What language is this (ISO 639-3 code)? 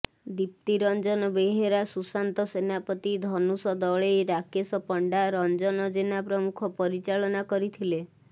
ori